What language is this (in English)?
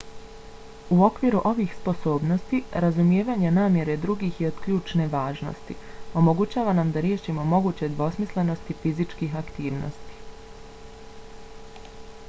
Bosnian